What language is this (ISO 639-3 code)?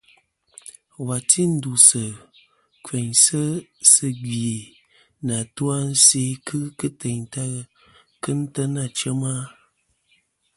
bkm